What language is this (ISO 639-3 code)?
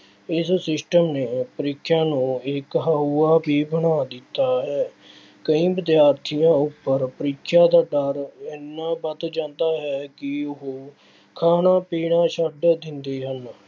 pan